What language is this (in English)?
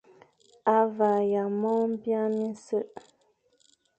Fang